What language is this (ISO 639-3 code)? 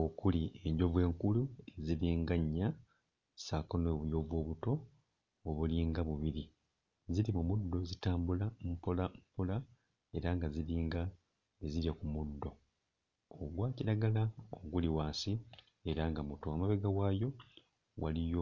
lug